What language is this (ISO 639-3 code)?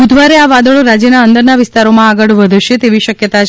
guj